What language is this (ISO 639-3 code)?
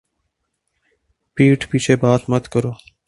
urd